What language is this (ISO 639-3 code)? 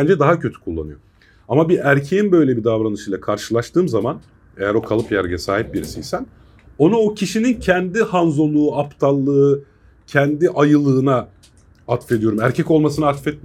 tur